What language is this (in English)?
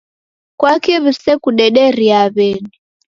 Taita